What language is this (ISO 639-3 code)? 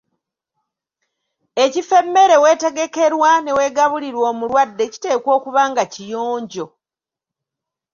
lug